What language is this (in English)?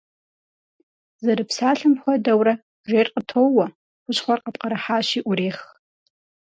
Kabardian